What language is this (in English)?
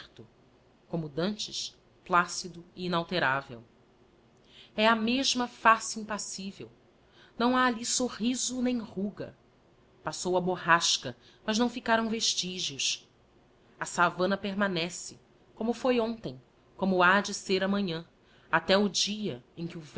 Portuguese